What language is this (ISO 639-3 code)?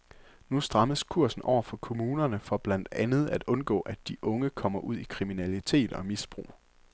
dan